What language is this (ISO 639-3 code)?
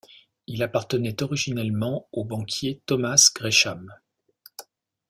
fra